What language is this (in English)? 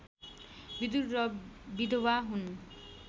Nepali